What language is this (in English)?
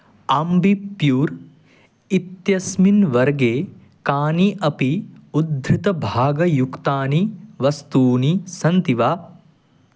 Sanskrit